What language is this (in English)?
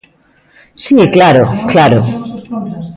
Galician